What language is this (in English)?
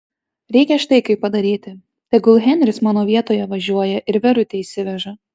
Lithuanian